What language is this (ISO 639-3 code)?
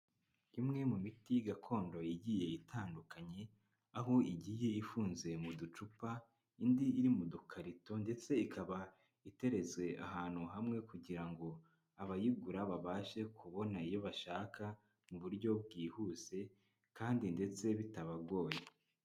kin